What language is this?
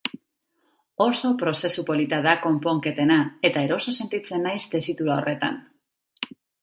Basque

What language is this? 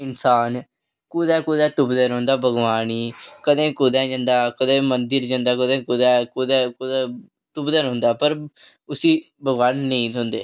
Dogri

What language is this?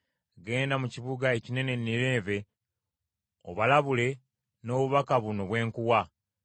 Ganda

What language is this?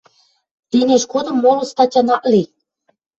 Western Mari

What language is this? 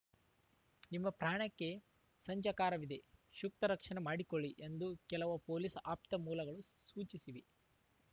Kannada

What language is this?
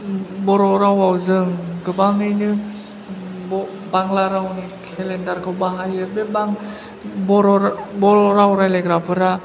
Bodo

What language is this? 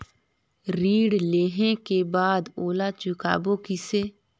Chhattisgarhi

